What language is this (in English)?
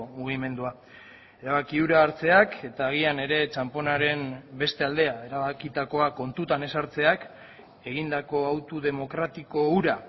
Basque